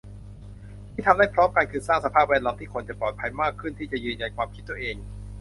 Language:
Thai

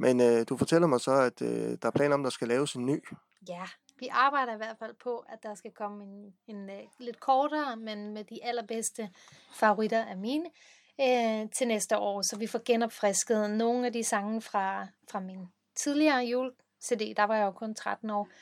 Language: Danish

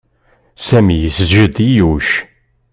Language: Kabyle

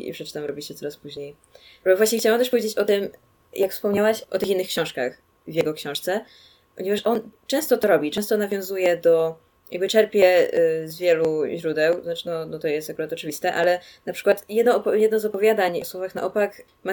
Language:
Polish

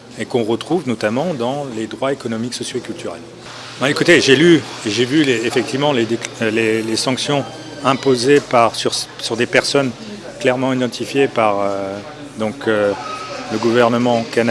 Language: French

